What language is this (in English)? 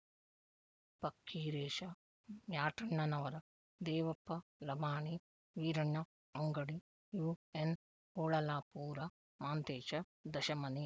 Kannada